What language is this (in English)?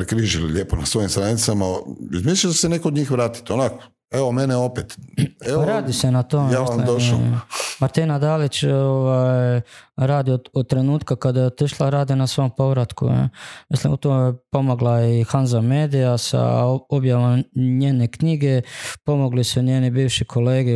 Croatian